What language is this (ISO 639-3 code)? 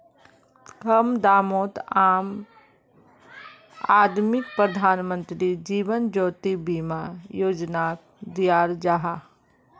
mag